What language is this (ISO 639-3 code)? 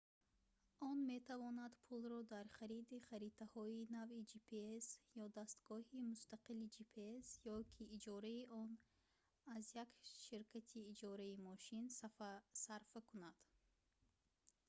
tgk